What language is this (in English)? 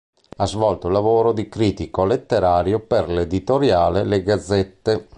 Italian